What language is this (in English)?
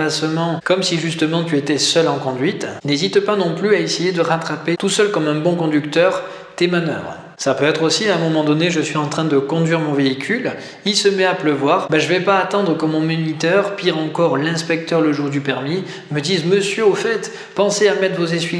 French